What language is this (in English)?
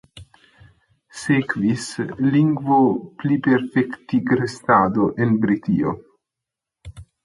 Esperanto